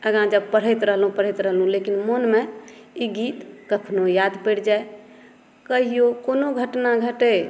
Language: Maithili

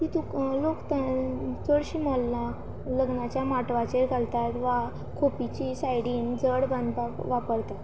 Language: Konkani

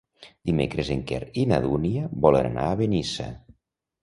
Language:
Catalan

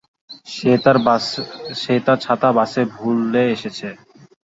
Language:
Bangla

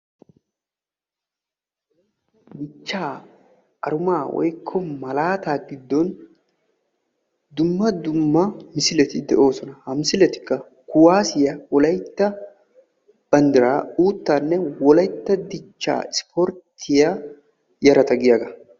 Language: Wolaytta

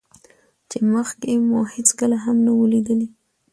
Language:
Pashto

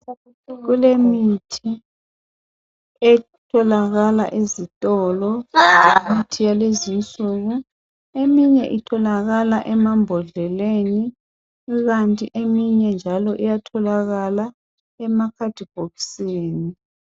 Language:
North Ndebele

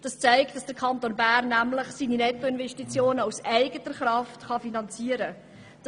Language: Swiss German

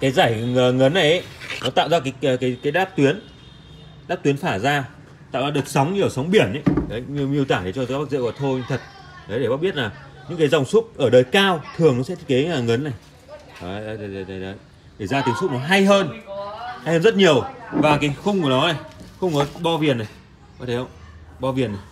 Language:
Vietnamese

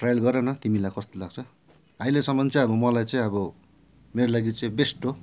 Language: Nepali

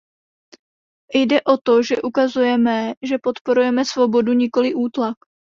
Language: Czech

